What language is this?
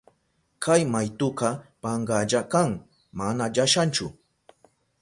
Southern Pastaza Quechua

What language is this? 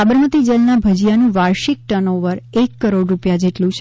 Gujarati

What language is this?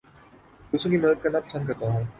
Urdu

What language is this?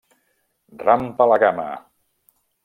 Catalan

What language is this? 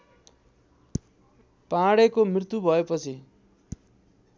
Nepali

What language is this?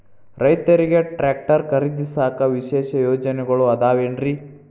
Kannada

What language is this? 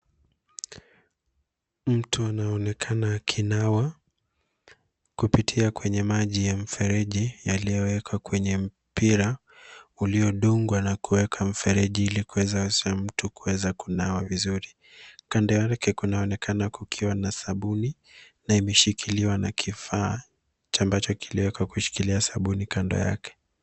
Swahili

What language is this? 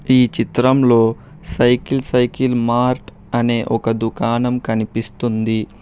Telugu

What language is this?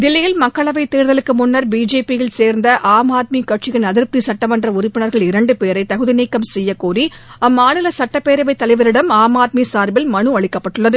Tamil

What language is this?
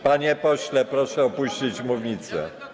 Polish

